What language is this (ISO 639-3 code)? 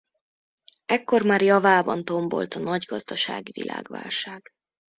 hun